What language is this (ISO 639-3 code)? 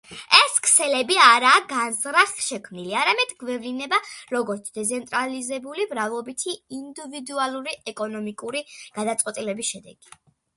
kat